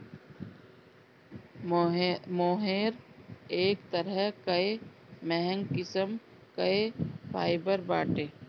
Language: Bhojpuri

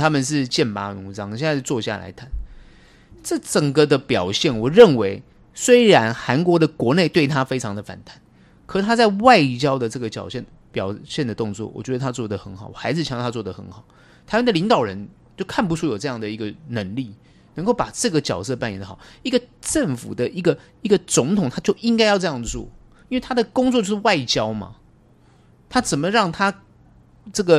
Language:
Chinese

